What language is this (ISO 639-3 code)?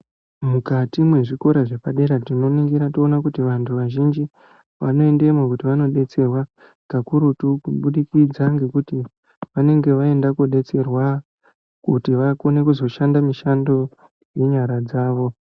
ndc